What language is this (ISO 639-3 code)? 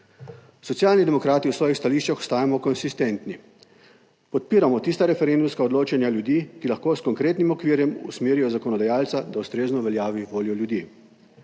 slv